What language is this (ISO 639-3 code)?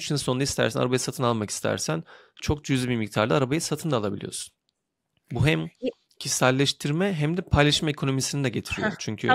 tur